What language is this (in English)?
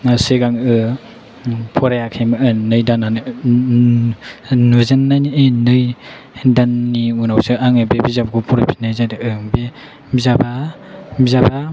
Bodo